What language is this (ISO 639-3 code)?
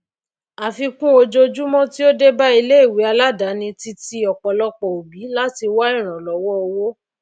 yor